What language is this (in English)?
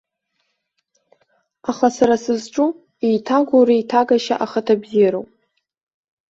Abkhazian